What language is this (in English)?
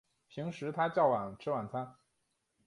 Chinese